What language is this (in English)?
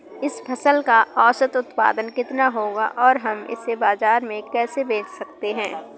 Hindi